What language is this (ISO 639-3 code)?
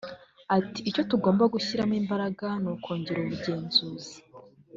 kin